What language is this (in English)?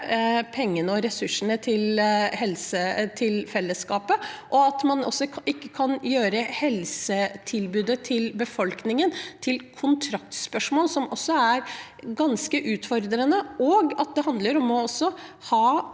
Norwegian